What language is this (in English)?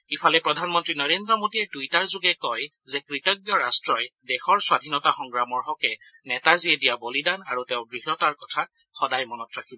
Assamese